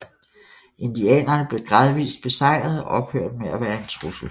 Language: Danish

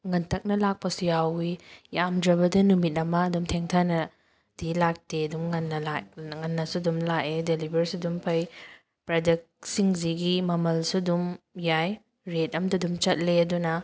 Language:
Manipuri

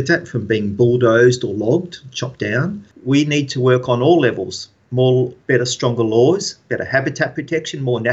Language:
Finnish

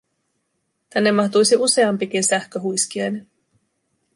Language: Finnish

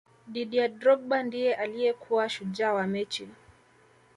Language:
Swahili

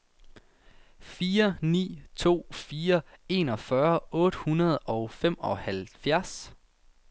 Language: Danish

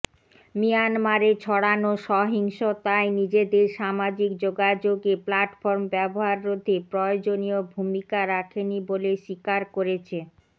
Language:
Bangla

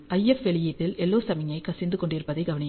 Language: Tamil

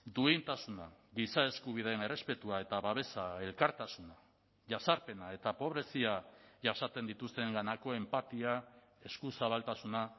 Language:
Basque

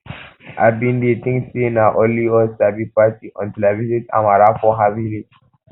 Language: Nigerian Pidgin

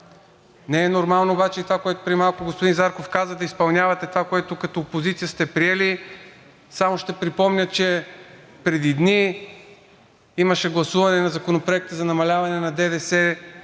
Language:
Bulgarian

